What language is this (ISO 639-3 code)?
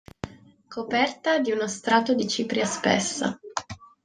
ita